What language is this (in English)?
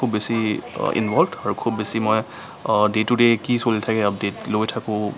Assamese